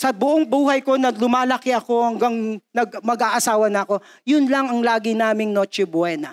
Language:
Filipino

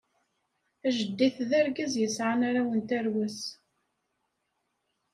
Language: Kabyle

